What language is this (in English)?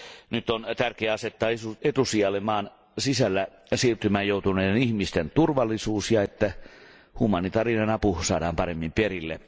Finnish